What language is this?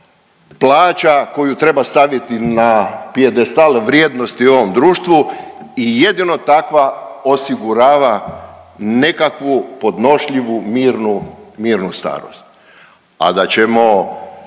Croatian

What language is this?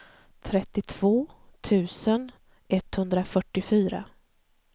Swedish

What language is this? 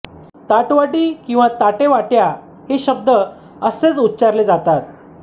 Marathi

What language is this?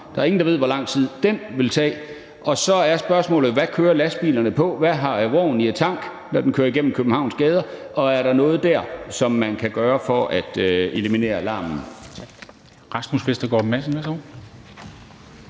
Danish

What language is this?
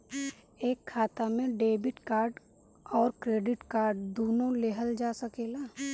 Bhojpuri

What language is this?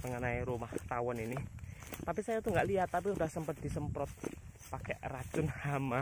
Indonesian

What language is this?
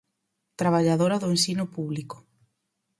Galician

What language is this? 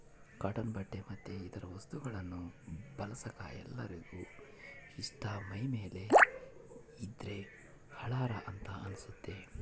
Kannada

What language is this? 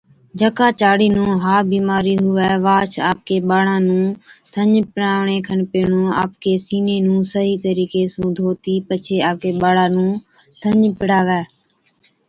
Od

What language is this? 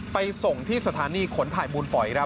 Thai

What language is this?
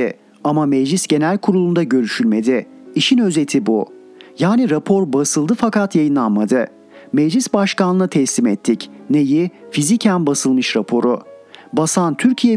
Turkish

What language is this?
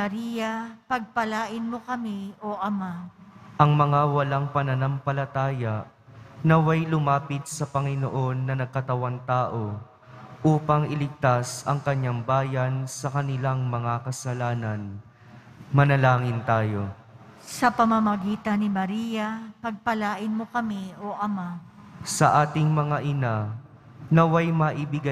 Filipino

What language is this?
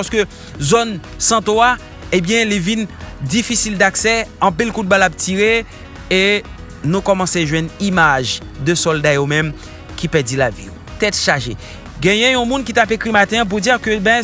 French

